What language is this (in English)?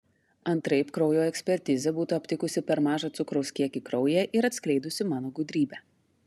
Lithuanian